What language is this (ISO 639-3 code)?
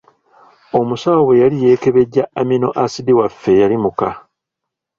lug